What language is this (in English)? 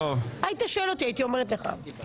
Hebrew